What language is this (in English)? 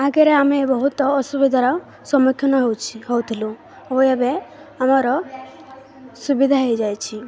Odia